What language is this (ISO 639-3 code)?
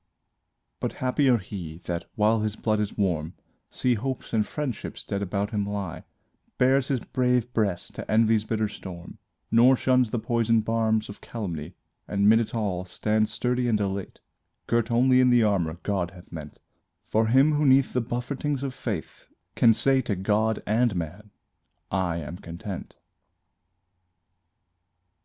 eng